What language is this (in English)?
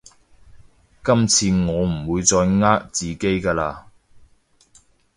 Cantonese